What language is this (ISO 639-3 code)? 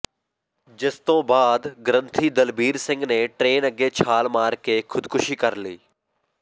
pan